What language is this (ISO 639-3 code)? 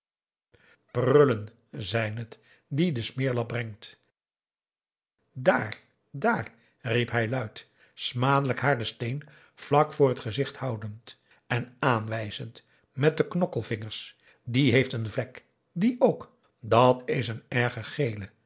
nld